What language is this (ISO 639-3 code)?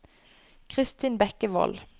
nor